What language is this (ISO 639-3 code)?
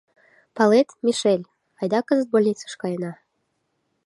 chm